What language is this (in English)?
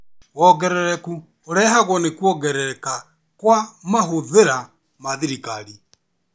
Kikuyu